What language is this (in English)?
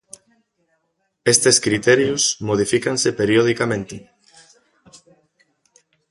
Galician